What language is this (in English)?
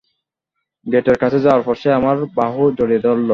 Bangla